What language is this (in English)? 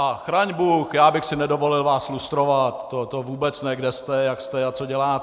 Czech